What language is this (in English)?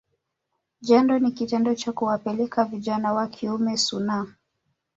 Swahili